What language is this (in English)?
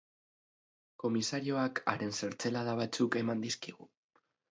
Basque